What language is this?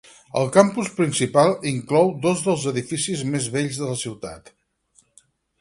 Catalan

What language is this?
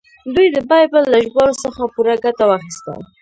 Pashto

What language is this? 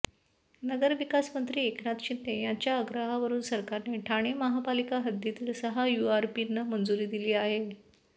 Marathi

